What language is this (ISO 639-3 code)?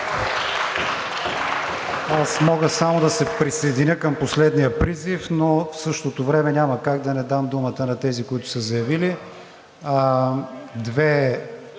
bul